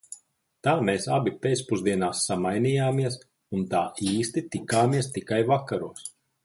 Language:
Latvian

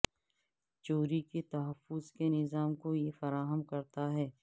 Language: Urdu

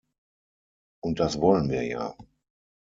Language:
German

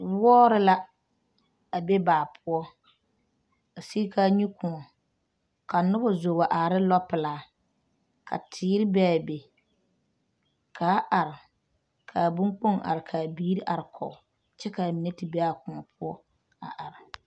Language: Southern Dagaare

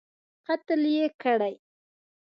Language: Pashto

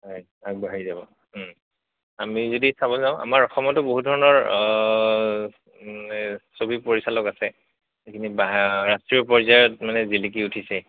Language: Assamese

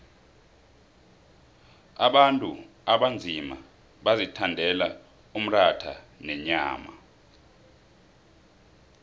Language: South Ndebele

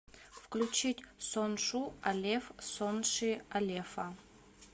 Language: Russian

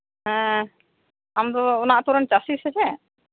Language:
Santali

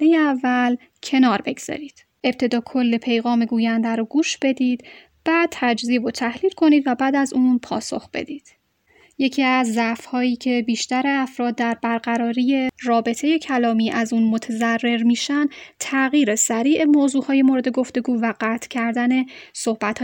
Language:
Persian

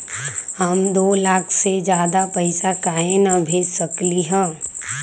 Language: Magahi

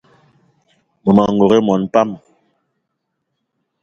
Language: Eton (Cameroon)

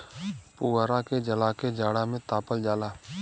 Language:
Bhojpuri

